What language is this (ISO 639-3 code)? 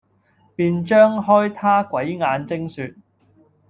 yue